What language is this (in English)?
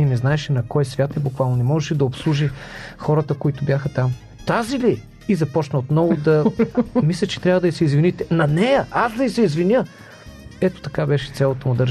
Bulgarian